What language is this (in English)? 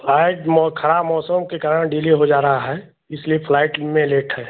Hindi